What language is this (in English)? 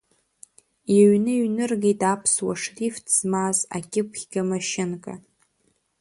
Abkhazian